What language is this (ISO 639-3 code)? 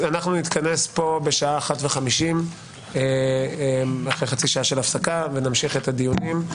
heb